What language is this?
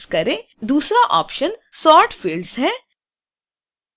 Hindi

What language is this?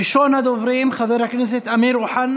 Hebrew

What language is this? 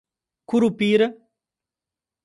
Portuguese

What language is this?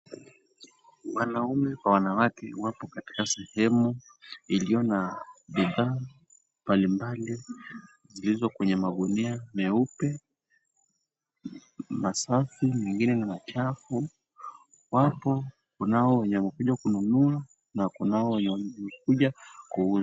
Swahili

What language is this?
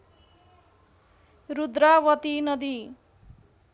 Nepali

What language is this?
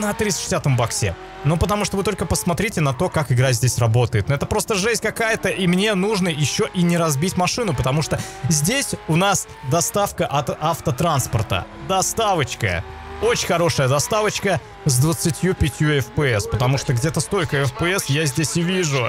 Russian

